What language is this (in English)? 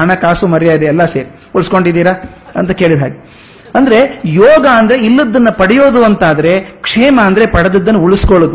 Kannada